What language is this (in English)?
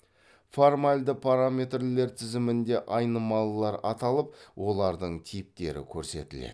Kazakh